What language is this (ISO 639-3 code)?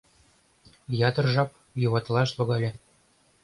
chm